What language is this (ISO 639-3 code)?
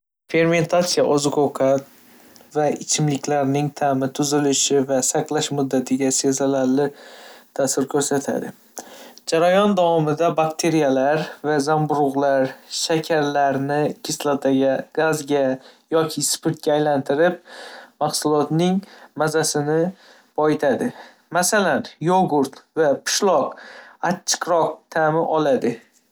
uzb